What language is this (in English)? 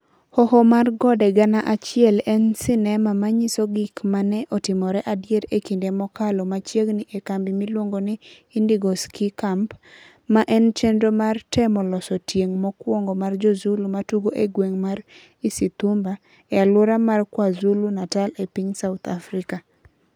Luo (Kenya and Tanzania)